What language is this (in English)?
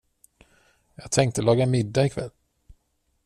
Swedish